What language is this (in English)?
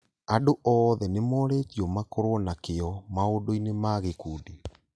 Kikuyu